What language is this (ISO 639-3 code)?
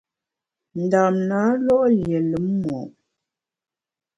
bax